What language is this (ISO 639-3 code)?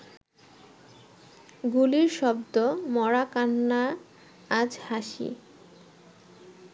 ben